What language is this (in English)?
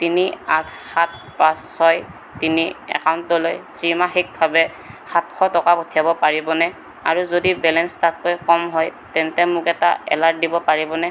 Assamese